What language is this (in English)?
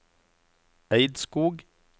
Norwegian